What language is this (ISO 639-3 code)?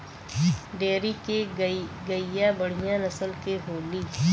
bho